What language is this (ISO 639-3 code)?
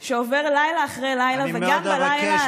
heb